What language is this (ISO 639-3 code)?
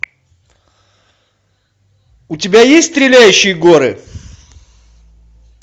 rus